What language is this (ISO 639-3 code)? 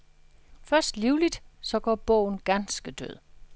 dan